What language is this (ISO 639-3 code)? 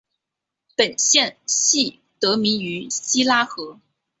zho